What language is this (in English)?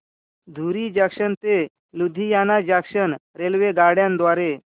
Marathi